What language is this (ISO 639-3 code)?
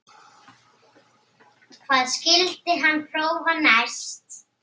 isl